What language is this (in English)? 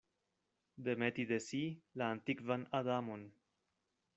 Esperanto